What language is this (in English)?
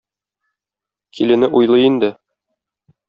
Tatar